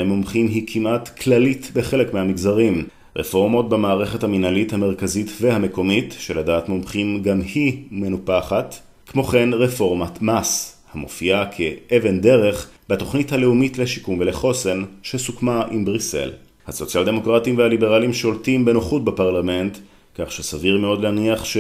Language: Hebrew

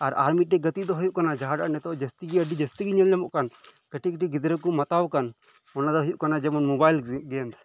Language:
Santali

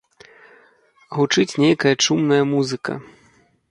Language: Belarusian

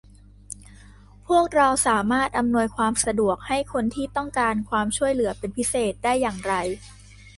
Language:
Thai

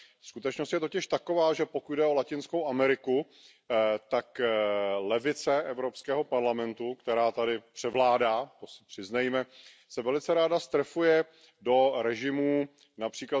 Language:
Czech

